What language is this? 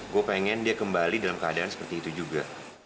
Indonesian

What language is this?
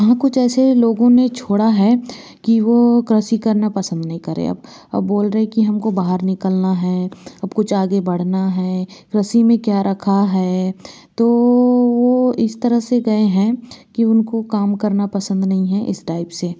Hindi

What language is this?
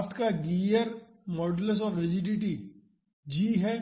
Hindi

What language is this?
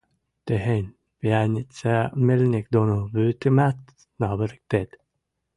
Western Mari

